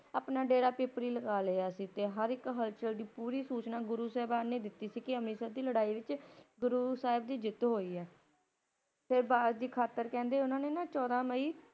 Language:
Punjabi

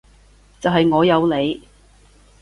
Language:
Cantonese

